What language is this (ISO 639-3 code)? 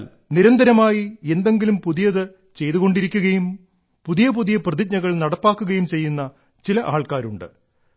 mal